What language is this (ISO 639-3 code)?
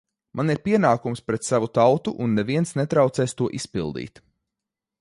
lav